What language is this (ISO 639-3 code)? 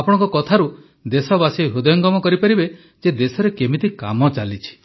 ori